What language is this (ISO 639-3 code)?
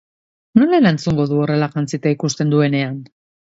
eus